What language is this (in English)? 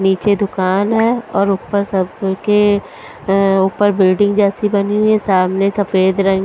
Hindi